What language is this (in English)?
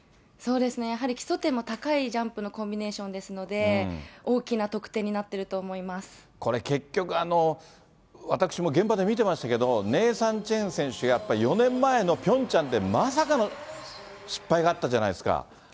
Japanese